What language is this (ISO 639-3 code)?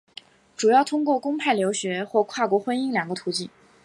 zho